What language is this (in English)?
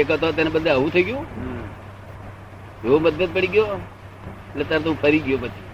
Gujarati